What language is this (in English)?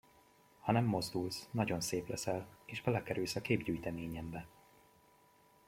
Hungarian